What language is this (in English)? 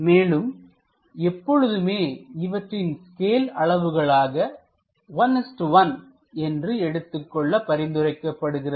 Tamil